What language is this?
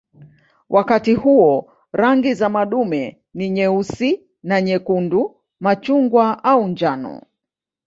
Swahili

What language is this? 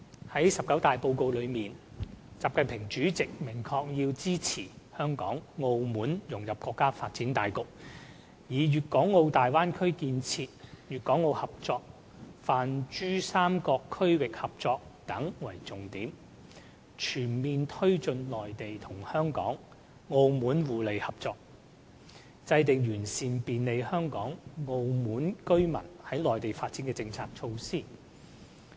Cantonese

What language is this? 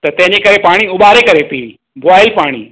Sindhi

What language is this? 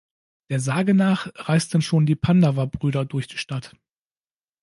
German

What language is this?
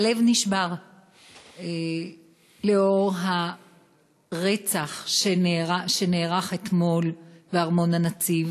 Hebrew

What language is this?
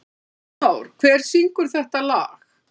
Icelandic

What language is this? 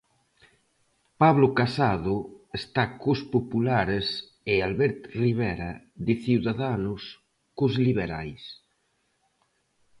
Galician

